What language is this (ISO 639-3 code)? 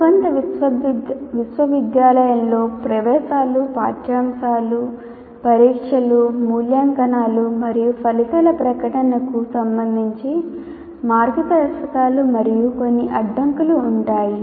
tel